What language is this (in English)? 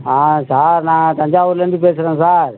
Tamil